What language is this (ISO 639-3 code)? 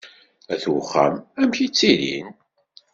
kab